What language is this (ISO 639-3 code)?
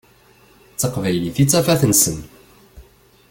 kab